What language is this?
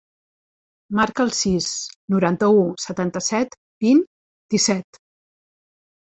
Catalan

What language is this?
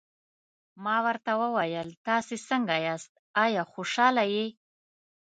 Pashto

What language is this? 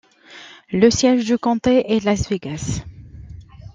French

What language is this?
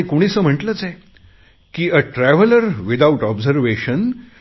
Marathi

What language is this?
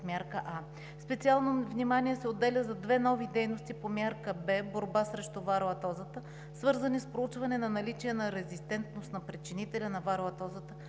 Bulgarian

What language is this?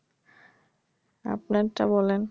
Bangla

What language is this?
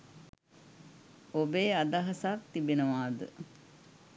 Sinhala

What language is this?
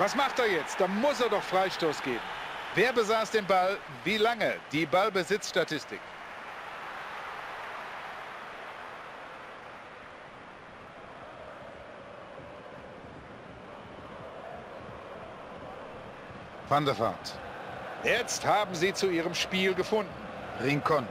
German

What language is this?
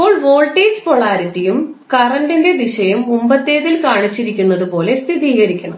Malayalam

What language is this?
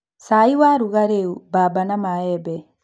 Kikuyu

